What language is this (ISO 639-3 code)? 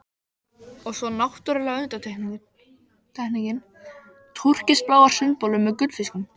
isl